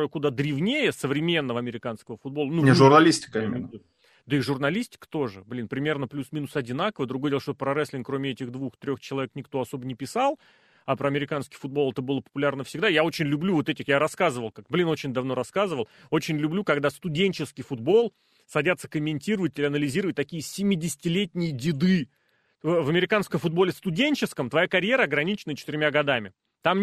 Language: Russian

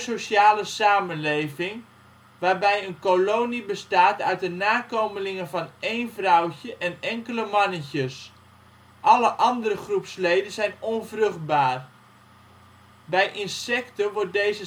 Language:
Dutch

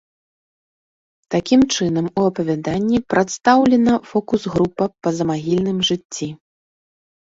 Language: Belarusian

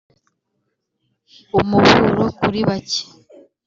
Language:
Kinyarwanda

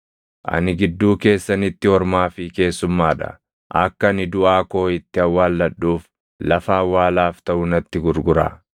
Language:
Oromo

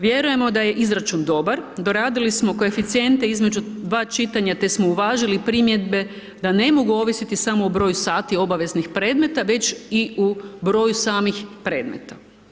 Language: Croatian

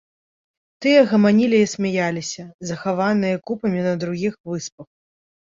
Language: Belarusian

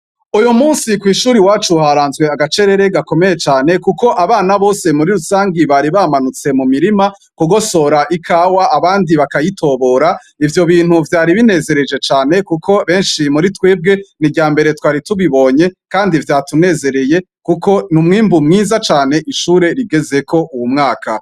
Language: Rundi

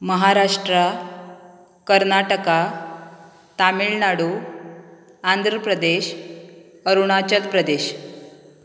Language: Konkani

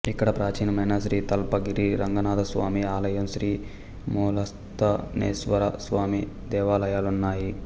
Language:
Telugu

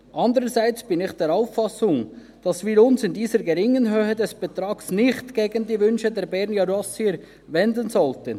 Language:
Swiss German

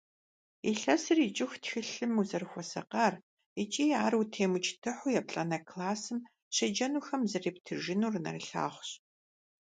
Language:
Kabardian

